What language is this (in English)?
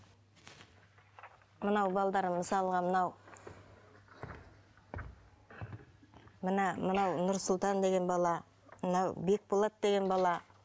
Kazakh